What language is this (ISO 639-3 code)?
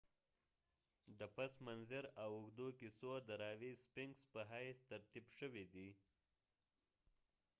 pus